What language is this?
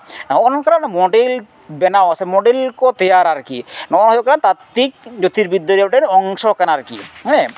Santali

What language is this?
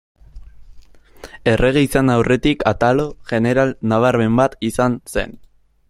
Basque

